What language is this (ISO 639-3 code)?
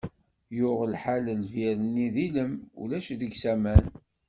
kab